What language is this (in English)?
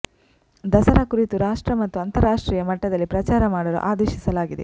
Kannada